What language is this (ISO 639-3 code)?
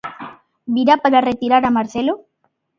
glg